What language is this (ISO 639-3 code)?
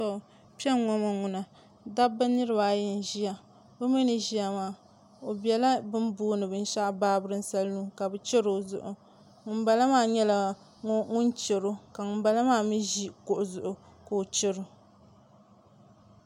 dag